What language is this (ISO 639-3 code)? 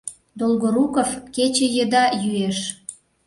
chm